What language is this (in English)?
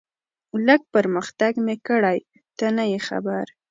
Pashto